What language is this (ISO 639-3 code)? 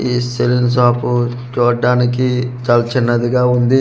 tel